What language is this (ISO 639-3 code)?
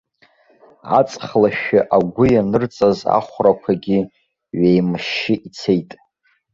abk